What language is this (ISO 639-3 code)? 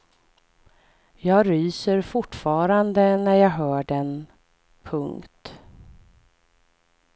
swe